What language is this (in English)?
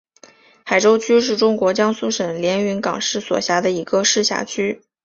Chinese